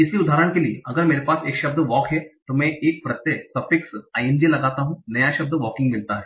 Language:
Hindi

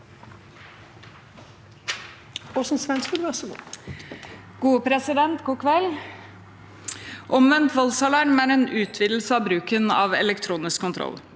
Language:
Norwegian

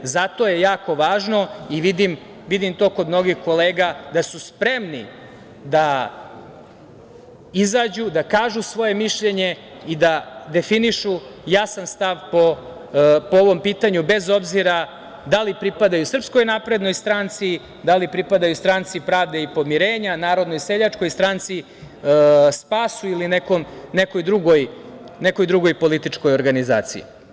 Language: Serbian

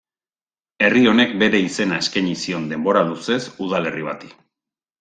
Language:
Basque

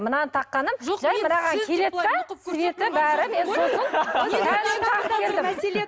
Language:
Kazakh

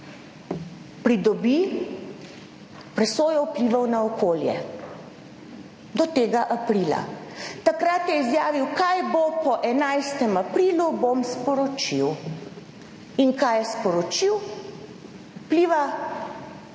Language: Slovenian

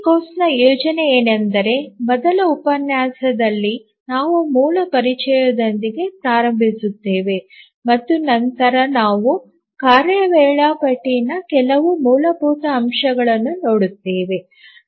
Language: Kannada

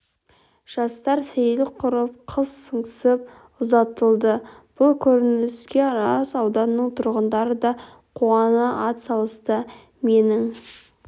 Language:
Kazakh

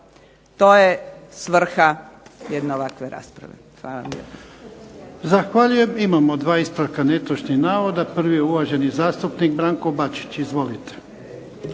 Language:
Croatian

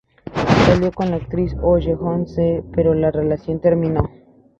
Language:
Spanish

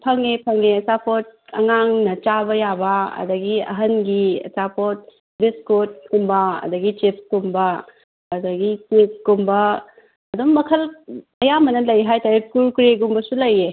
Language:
Manipuri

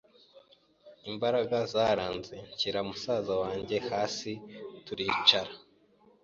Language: Kinyarwanda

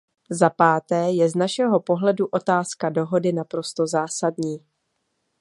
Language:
Czech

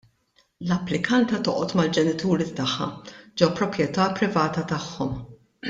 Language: Maltese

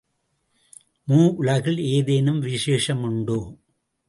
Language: Tamil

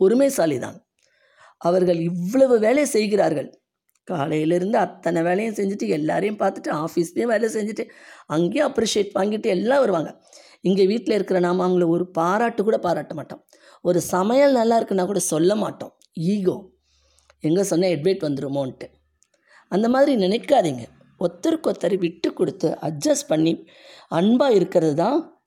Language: Tamil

